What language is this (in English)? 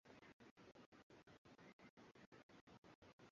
Swahili